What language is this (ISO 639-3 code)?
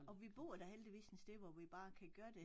dan